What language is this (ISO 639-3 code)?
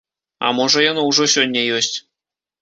bel